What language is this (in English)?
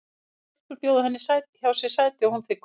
Icelandic